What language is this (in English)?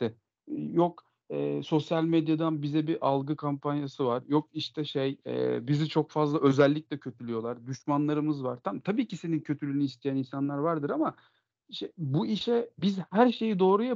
Turkish